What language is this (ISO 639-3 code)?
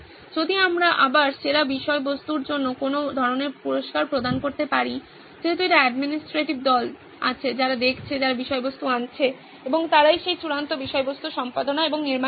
ben